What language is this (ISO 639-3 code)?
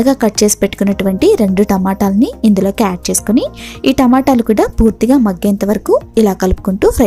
ind